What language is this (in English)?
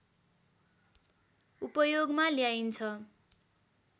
Nepali